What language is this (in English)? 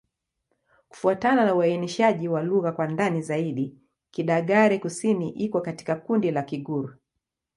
Swahili